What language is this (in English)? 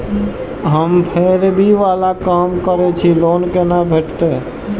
Maithili